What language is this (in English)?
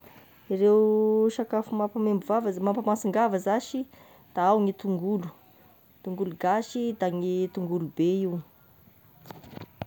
Tesaka Malagasy